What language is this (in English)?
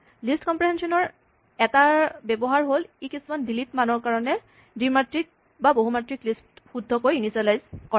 Assamese